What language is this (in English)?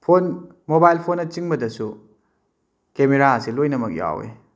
Manipuri